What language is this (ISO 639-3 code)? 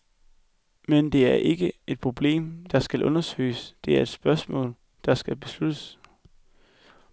dan